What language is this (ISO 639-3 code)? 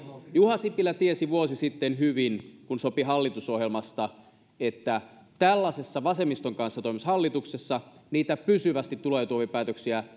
fin